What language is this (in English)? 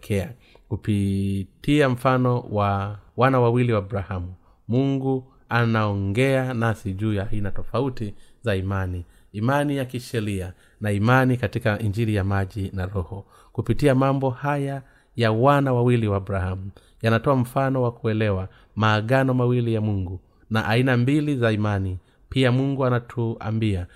Swahili